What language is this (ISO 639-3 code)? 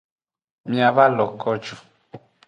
ajg